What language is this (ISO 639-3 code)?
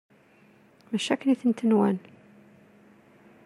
kab